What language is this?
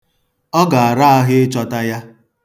Igbo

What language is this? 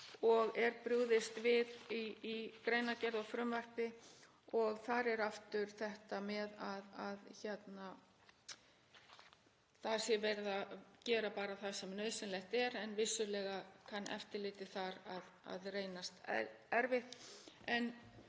Icelandic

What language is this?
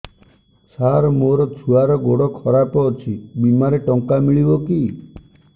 Odia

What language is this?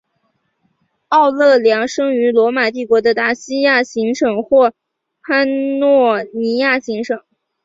Chinese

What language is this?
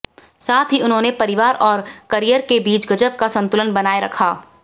Hindi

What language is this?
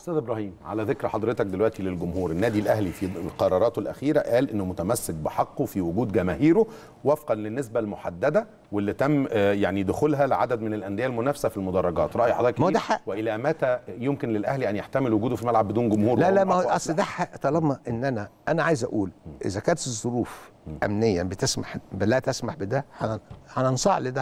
Arabic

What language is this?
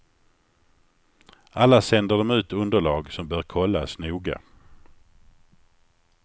Swedish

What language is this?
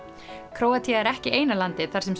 Icelandic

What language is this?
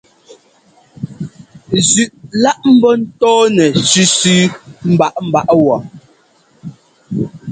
Ngomba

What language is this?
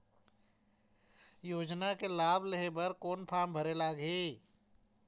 Chhattisgarhi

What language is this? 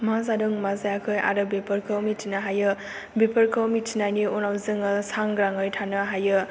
Bodo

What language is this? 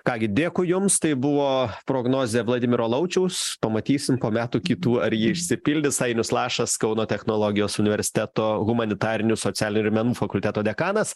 Lithuanian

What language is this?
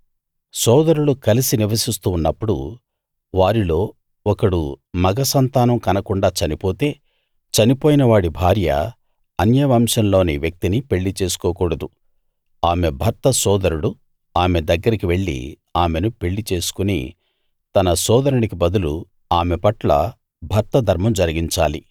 Telugu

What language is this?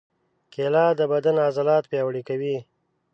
Pashto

